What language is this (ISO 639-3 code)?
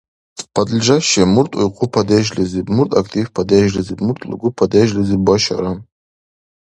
dar